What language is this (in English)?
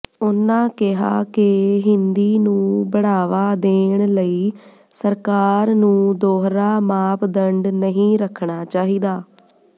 Punjabi